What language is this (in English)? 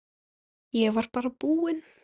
Icelandic